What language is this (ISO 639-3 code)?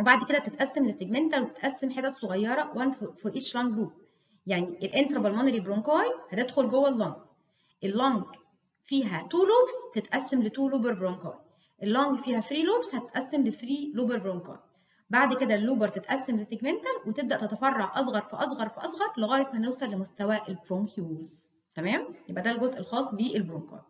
ara